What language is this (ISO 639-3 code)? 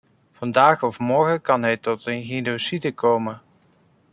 nld